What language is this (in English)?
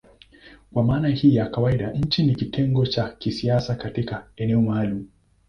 Swahili